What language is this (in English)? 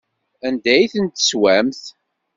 Kabyle